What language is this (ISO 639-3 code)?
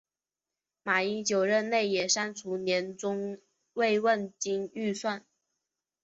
zho